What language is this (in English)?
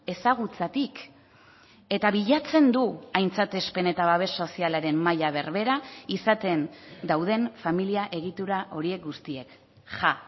Basque